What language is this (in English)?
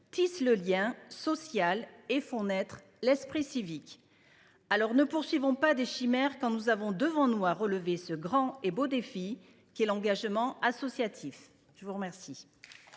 French